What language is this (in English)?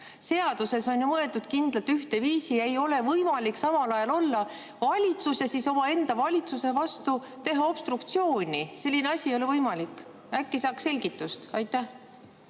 Estonian